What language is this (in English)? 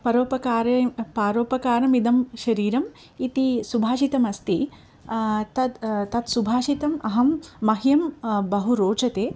Sanskrit